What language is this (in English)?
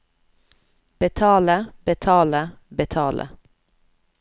Norwegian